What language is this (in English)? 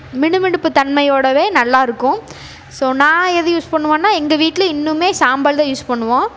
Tamil